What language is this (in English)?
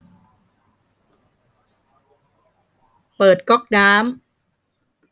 Thai